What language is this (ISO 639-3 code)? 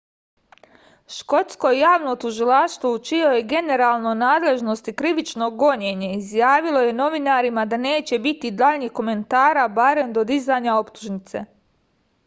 srp